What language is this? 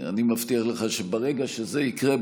Hebrew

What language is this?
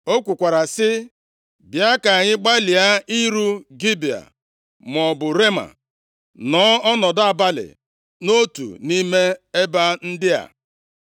Igbo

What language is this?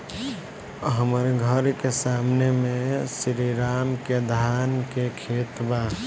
Bhojpuri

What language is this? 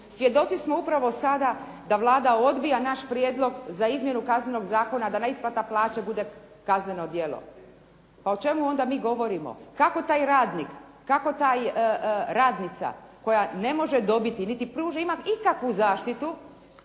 Croatian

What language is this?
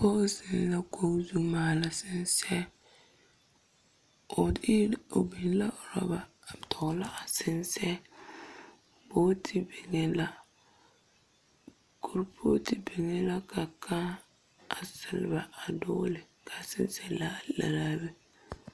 Southern Dagaare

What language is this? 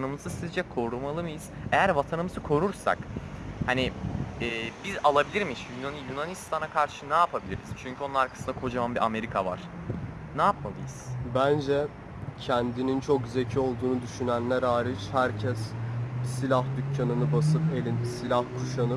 Turkish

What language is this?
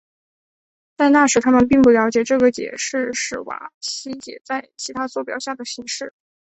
Chinese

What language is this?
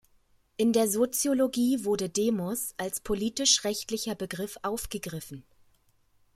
German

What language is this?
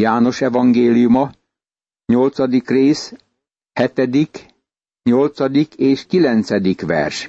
Hungarian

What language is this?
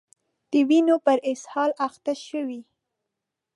Pashto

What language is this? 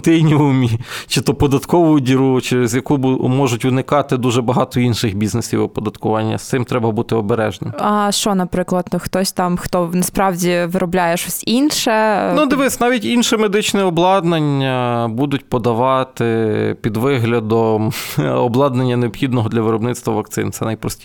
Ukrainian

